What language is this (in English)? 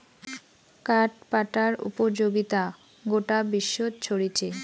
Bangla